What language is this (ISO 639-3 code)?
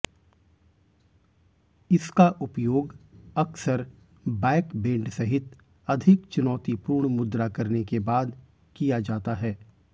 hin